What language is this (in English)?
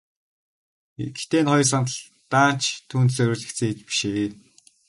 Mongolian